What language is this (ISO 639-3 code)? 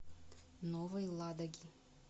rus